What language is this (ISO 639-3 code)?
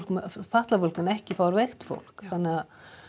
isl